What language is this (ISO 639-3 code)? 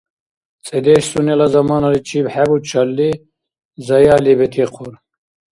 dar